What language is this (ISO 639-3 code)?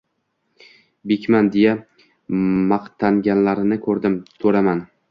uzb